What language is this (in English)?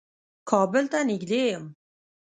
Pashto